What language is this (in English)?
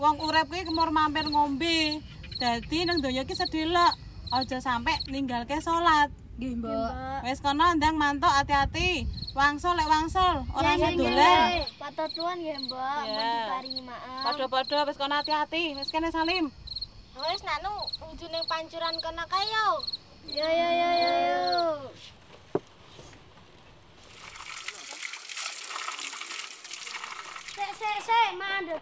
Indonesian